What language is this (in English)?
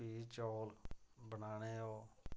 Dogri